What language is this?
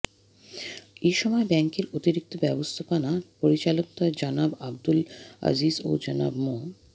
Bangla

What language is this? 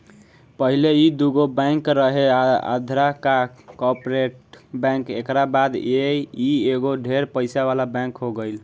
Bhojpuri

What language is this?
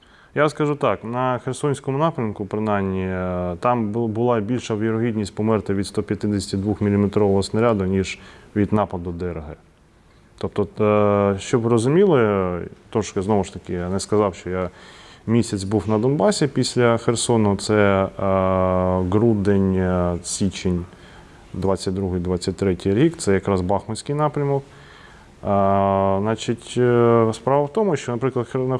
Ukrainian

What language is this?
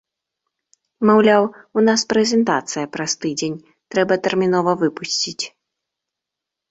Belarusian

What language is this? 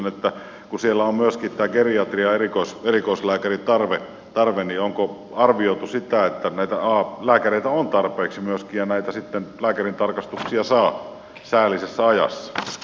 Finnish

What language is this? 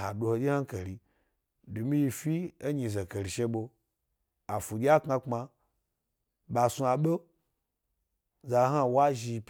Gbari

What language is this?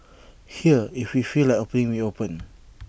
English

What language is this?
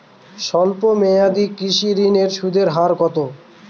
Bangla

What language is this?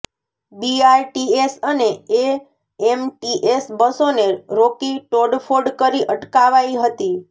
Gujarati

